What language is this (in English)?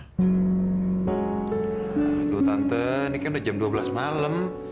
Indonesian